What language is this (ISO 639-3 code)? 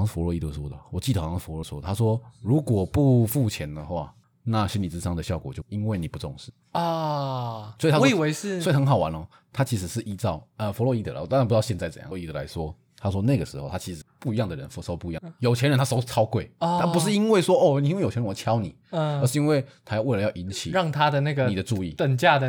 zho